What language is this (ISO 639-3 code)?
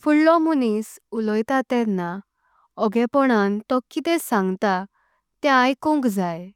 kok